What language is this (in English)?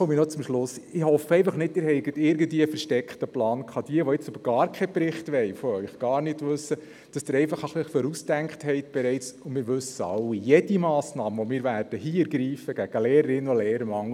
Swiss German